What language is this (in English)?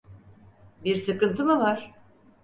Turkish